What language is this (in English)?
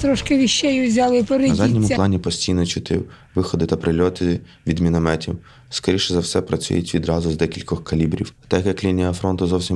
Ukrainian